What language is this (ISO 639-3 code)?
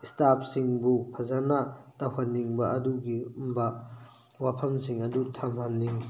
mni